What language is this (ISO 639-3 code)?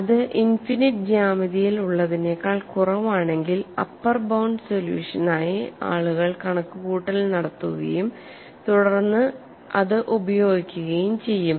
mal